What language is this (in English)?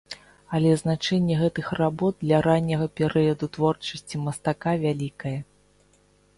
Belarusian